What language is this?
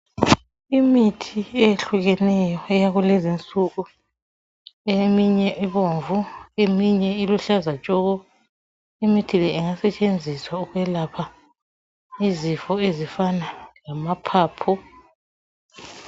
North Ndebele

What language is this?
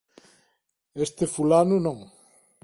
Galician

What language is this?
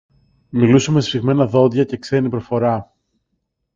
Greek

